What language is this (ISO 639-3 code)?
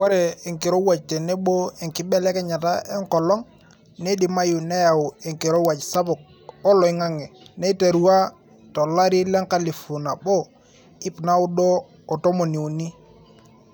mas